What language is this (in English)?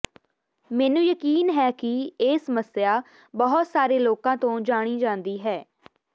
Punjabi